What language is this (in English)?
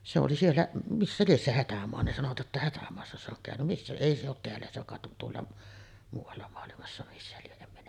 Finnish